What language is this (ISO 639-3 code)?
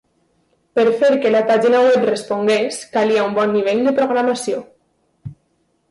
cat